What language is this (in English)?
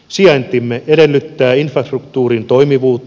Finnish